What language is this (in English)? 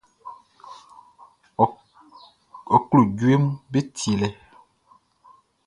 Baoulé